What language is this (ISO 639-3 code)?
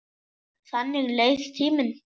isl